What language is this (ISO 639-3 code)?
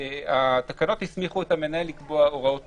heb